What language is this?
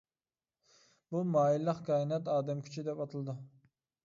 Uyghur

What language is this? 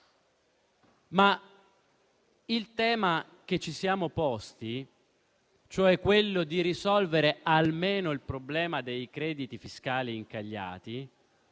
Italian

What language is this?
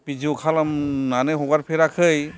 Bodo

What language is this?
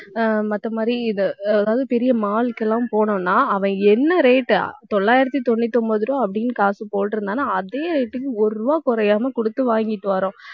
Tamil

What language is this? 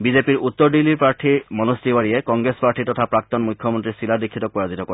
Assamese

